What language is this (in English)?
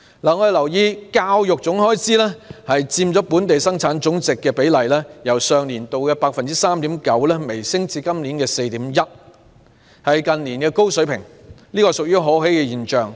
Cantonese